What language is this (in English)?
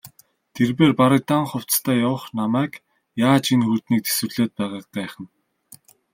Mongolian